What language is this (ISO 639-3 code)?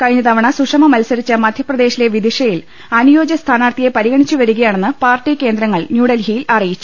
mal